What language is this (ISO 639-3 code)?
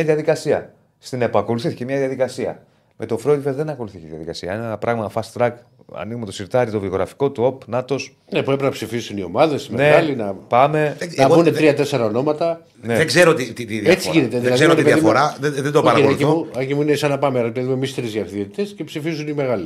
ell